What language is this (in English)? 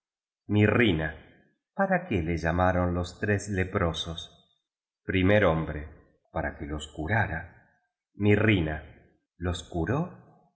Spanish